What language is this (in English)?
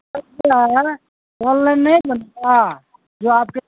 Urdu